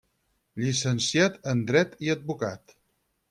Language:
Catalan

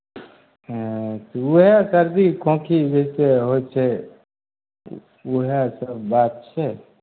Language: Maithili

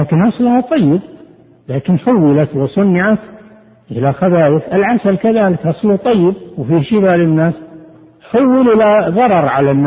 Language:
Arabic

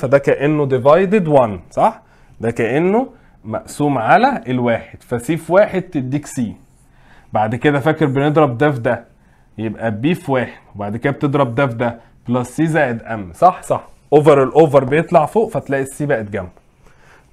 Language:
Arabic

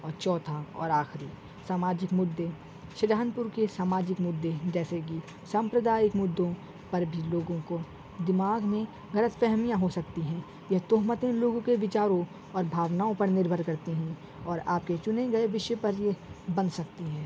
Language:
Urdu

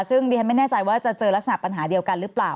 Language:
Thai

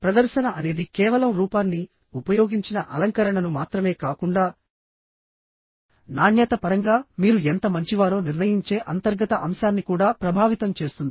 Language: Telugu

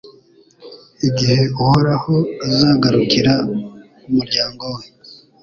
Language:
Kinyarwanda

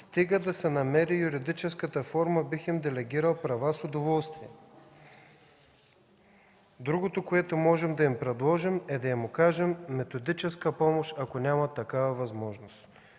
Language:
Bulgarian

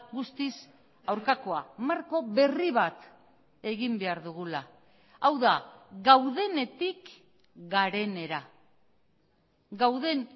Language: Basque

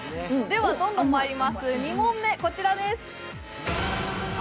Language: Japanese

